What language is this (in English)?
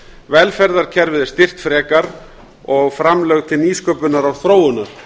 Icelandic